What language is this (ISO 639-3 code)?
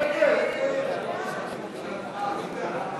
heb